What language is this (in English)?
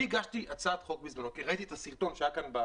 Hebrew